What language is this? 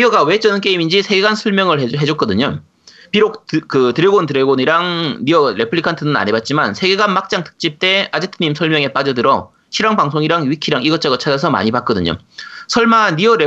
Korean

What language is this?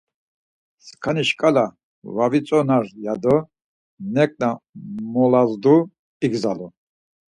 Laz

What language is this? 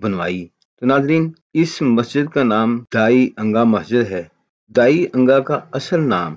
Hindi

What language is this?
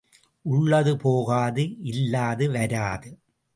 Tamil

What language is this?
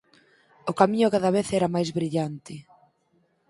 Galician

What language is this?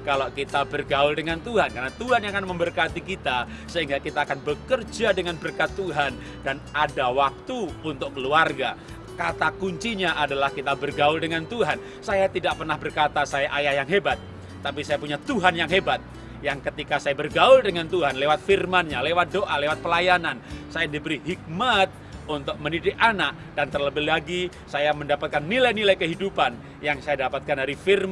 Indonesian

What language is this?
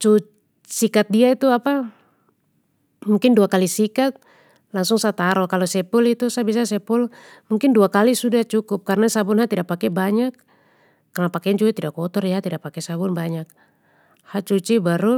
Papuan Malay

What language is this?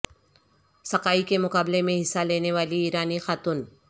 Urdu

